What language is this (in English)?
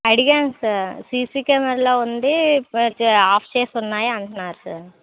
Telugu